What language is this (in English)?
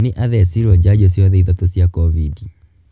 Kikuyu